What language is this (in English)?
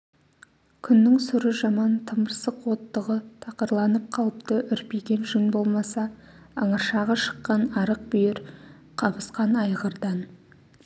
Kazakh